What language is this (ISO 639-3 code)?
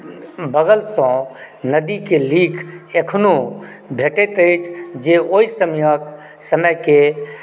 mai